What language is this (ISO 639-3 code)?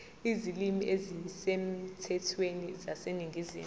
zul